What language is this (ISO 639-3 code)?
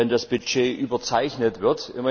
deu